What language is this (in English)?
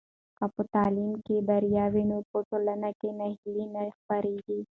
Pashto